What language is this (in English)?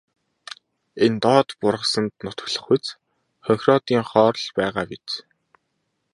Mongolian